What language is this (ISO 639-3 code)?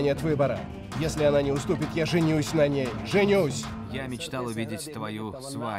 rus